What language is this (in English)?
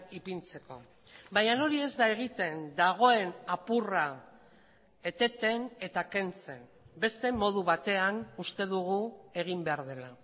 Basque